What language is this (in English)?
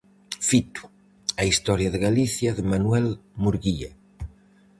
Galician